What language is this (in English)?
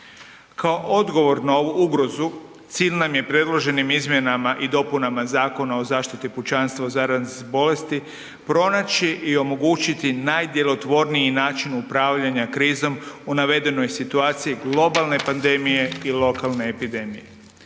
Croatian